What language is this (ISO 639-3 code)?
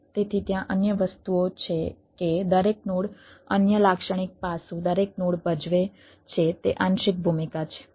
guj